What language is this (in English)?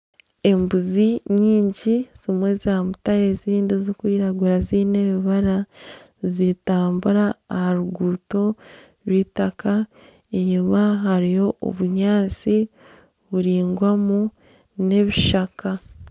Nyankole